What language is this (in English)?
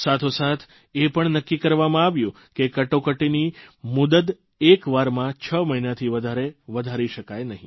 Gujarati